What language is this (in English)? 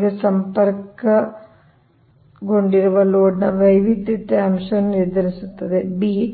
Kannada